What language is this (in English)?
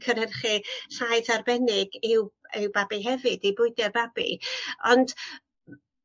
Welsh